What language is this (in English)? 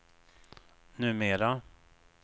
Swedish